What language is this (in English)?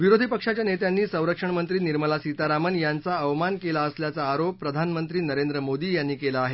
Marathi